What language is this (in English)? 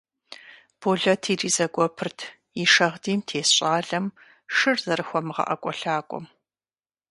Kabardian